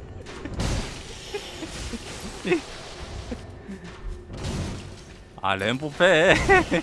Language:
Korean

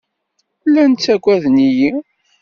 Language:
Kabyle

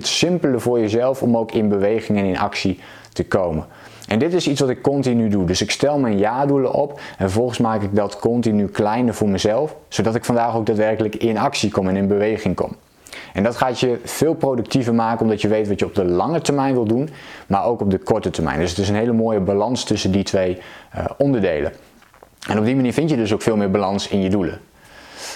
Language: Dutch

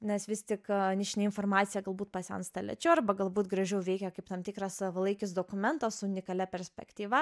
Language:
Lithuanian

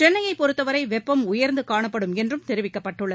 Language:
Tamil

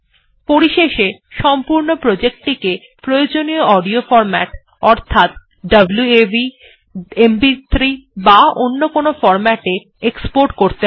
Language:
Bangla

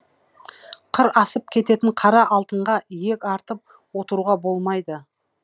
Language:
Kazakh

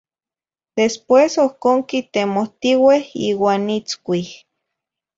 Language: Zacatlán-Ahuacatlán-Tepetzintla Nahuatl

